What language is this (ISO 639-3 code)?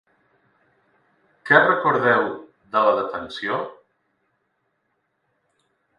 cat